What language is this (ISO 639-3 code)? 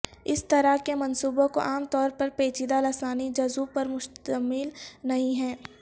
urd